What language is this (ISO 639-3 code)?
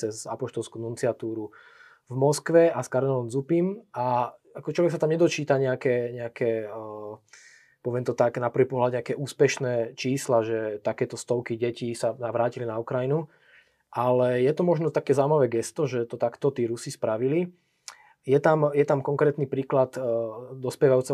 slk